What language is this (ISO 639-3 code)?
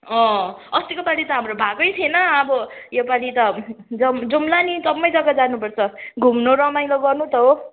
nep